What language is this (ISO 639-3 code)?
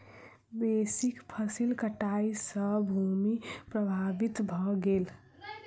mai